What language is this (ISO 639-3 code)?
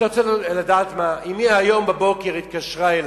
heb